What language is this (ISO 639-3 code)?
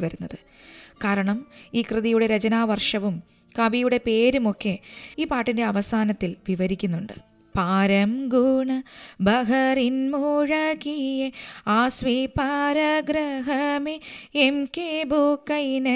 mal